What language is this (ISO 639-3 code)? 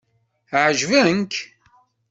kab